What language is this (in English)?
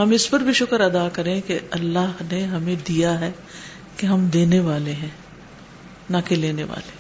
Urdu